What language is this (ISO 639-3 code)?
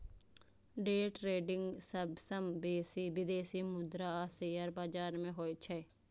mai